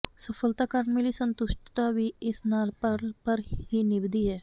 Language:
Punjabi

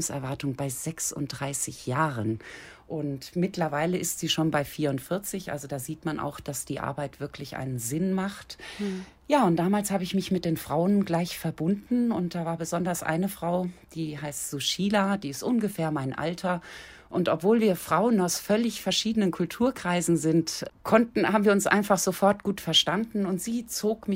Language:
German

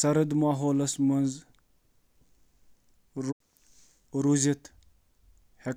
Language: Kashmiri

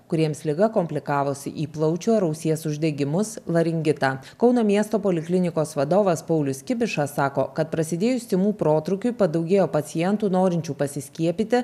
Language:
Lithuanian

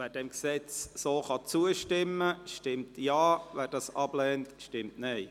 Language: Swiss German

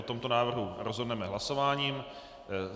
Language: Czech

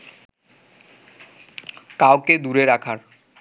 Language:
Bangla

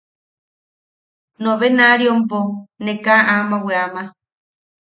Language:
Yaqui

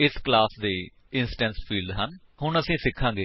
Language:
Punjabi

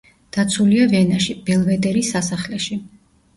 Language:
Georgian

